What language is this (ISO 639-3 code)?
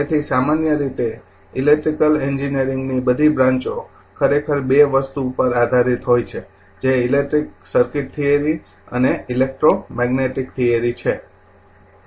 guj